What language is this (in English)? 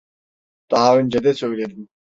Turkish